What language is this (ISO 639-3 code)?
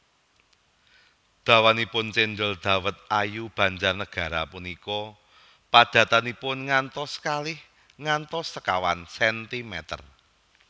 jav